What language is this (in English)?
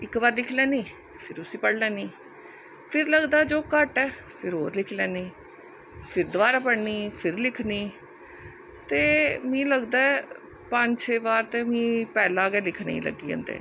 Dogri